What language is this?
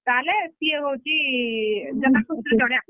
Odia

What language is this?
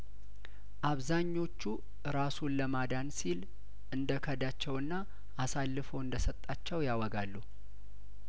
Amharic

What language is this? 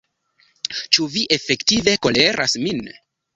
Esperanto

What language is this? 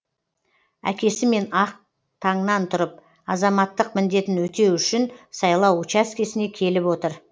Kazakh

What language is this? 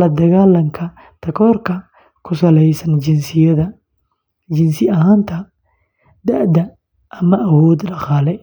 Somali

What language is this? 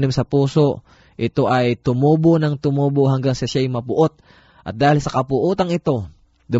Filipino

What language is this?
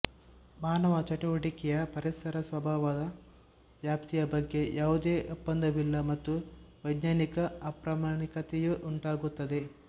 Kannada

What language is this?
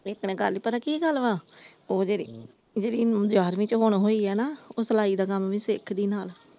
Punjabi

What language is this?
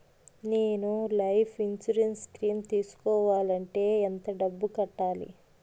Telugu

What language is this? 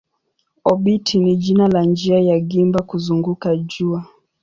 Swahili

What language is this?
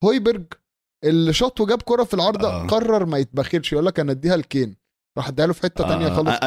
Arabic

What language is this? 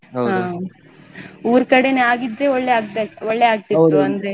Kannada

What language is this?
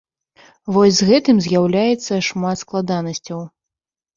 Belarusian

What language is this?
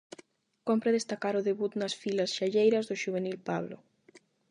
Galician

